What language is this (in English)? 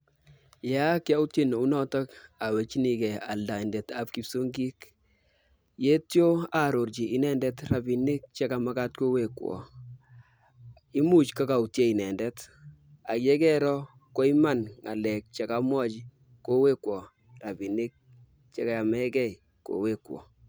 Kalenjin